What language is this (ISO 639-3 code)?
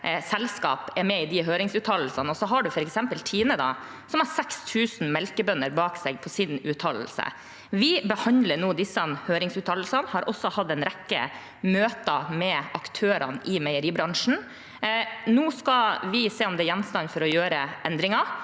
nor